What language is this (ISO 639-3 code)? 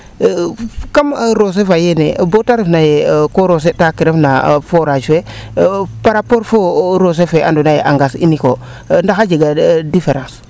srr